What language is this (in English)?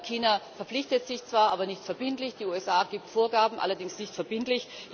German